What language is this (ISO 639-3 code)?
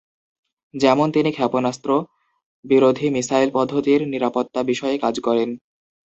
ben